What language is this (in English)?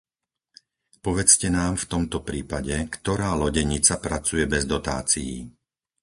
Slovak